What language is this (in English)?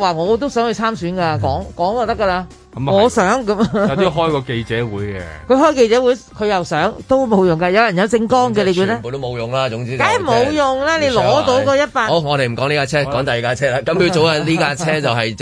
Chinese